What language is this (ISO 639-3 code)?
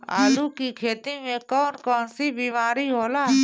bho